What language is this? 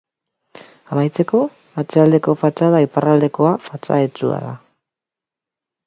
Basque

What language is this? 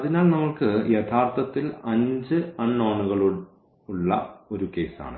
Malayalam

